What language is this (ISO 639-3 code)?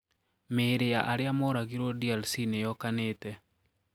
kik